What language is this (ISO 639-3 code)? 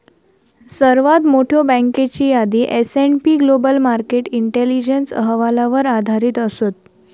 mar